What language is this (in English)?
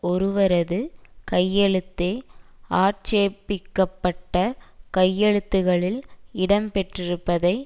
Tamil